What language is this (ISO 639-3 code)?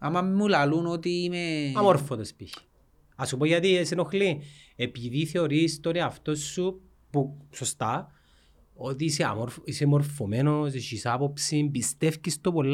ell